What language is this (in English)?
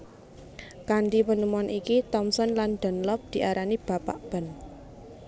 Javanese